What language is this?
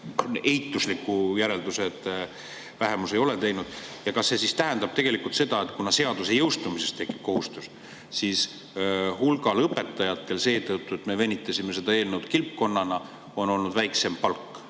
Estonian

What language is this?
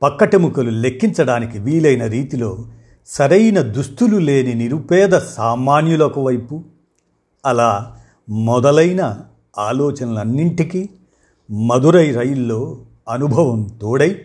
Telugu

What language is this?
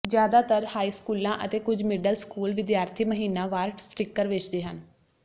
Punjabi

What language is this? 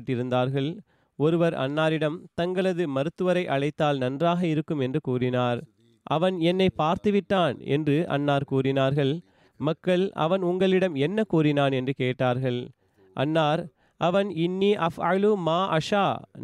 Tamil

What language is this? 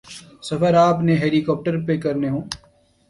Urdu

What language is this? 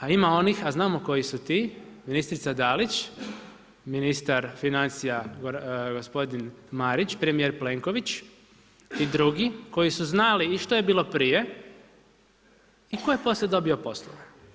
Croatian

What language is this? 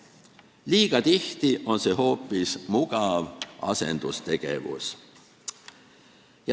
Estonian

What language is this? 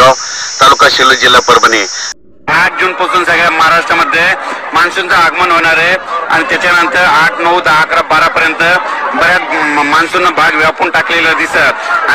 Romanian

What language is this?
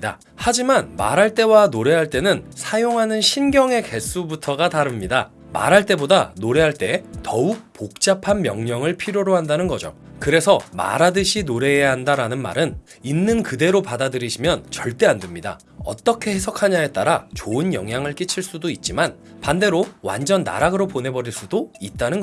Korean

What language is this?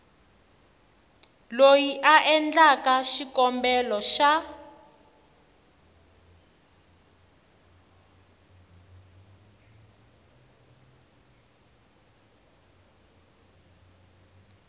Tsonga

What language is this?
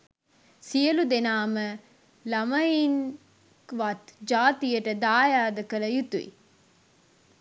Sinhala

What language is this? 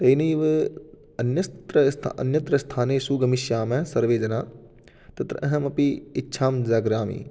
Sanskrit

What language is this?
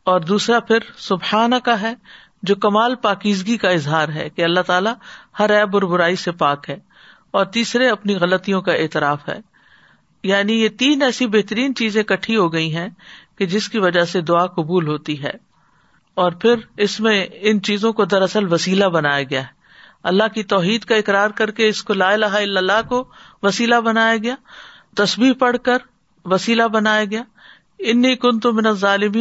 Urdu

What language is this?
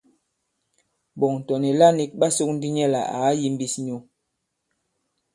Bankon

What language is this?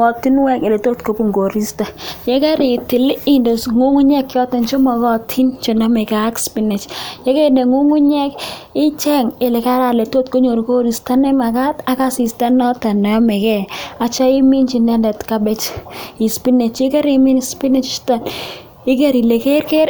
Kalenjin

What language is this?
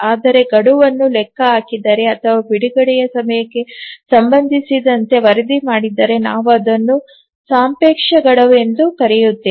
Kannada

